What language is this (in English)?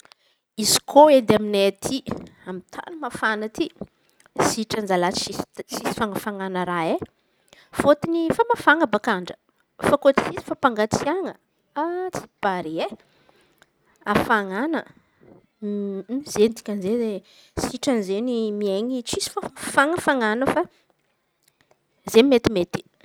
Antankarana Malagasy